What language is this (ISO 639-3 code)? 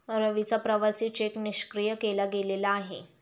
mar